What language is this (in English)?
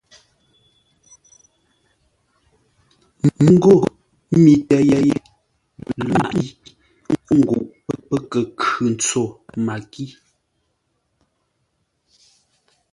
Ngombale